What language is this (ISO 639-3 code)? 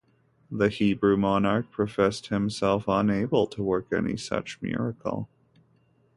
eng